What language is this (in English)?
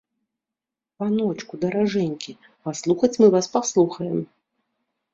Belarusian